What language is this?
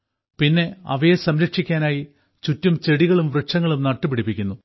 Malayalam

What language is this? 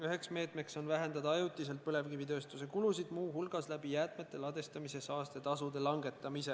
Estonian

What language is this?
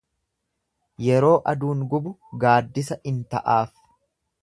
Oromo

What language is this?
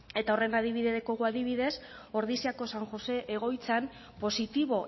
Basque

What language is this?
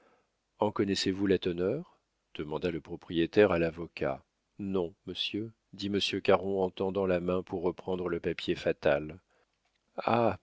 French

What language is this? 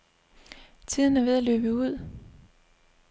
Danish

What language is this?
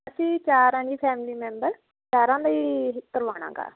Punjabi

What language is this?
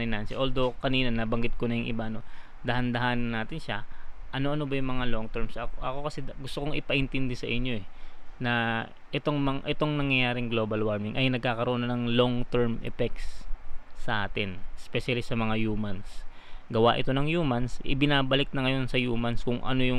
Filipino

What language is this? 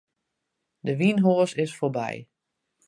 Western Frisian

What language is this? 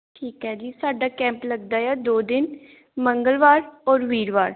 Punjabi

